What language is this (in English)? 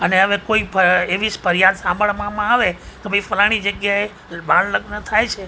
Gujarati